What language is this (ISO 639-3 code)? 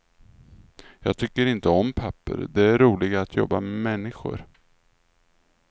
swe